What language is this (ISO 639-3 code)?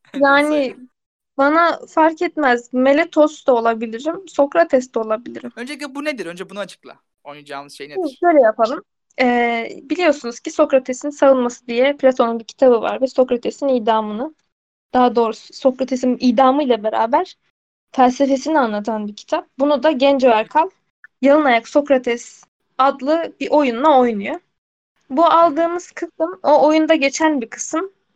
tur